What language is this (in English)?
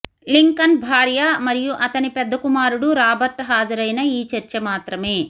Telugu